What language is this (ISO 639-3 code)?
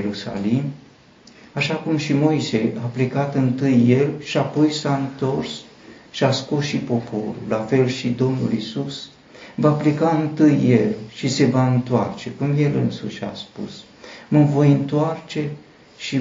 ron